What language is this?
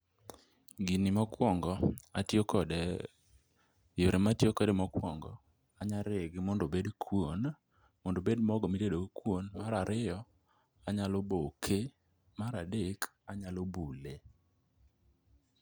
Luo (Kenya and Tanzania)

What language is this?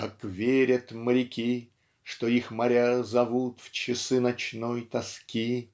Russian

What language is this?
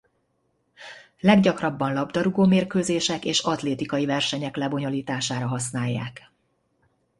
Hungarian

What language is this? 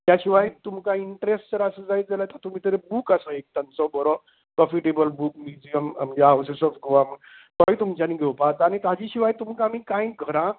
Konkani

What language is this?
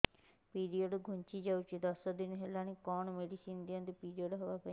Odia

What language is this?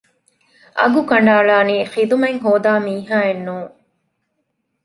Divehi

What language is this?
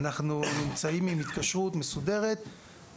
Hebrew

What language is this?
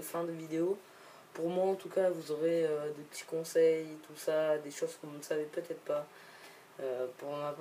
French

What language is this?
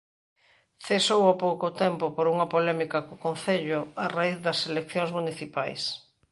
Galician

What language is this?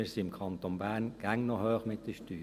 Swiss German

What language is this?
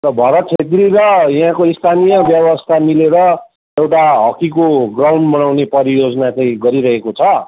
Nepali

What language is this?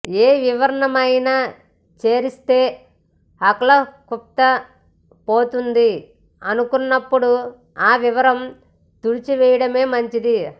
Telugu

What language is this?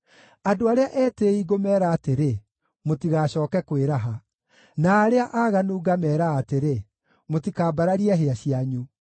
Kikuyu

